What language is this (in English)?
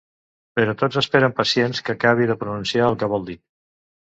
Catalan